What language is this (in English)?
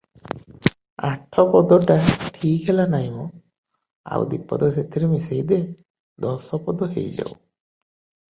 Odia